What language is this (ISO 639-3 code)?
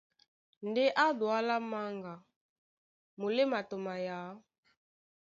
dua